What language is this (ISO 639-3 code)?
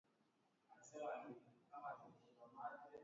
swa